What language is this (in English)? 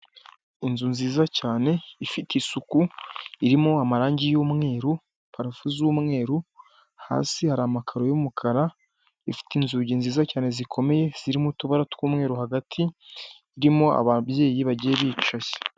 Kinyarwanda